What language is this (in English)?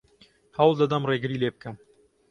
Central Kurdish